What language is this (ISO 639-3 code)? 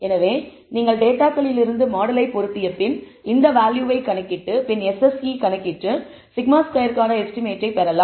tam